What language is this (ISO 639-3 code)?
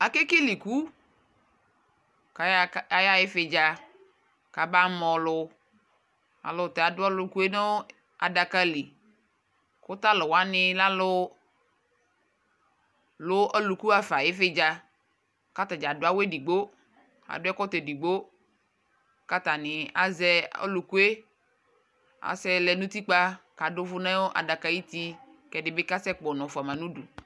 kpo